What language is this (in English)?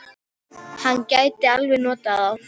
Icelandic